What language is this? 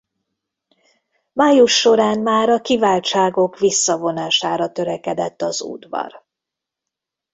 Hungarian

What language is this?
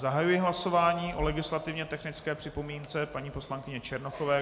Czech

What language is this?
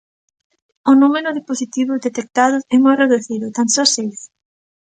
Galician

